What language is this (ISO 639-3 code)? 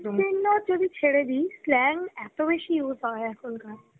ben